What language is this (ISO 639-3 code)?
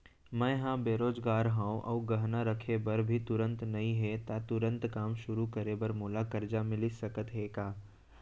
hne